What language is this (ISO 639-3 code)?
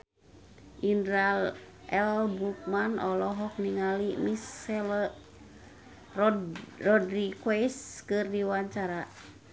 sun